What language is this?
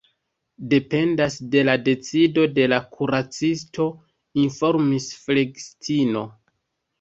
Esperanto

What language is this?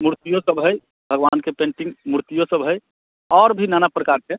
Maithili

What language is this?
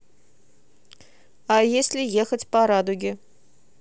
Russian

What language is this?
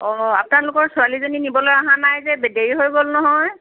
Assamese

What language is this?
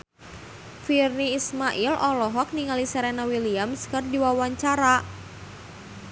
Sundanese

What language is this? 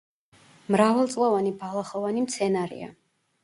Georgian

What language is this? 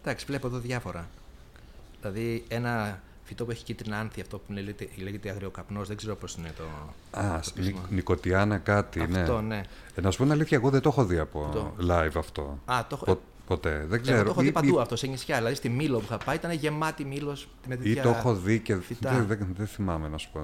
Greek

